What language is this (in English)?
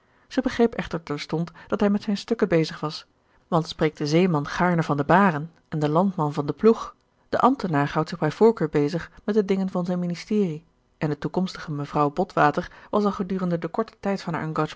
Dutch